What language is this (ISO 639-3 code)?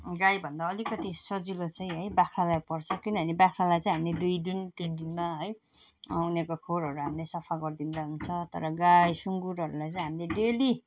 nep